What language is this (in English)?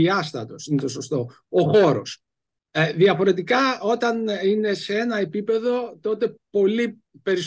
Greek